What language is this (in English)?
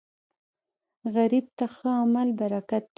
Pashto